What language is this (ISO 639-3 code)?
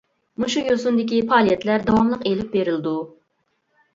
uig